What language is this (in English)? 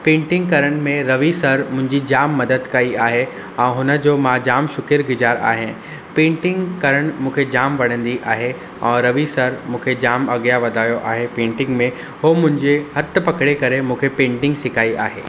Sindhi